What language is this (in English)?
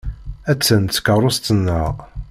Kabyle